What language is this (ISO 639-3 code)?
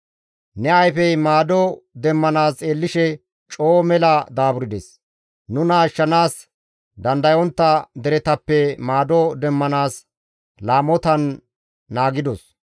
gmv